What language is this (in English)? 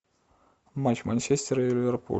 Russian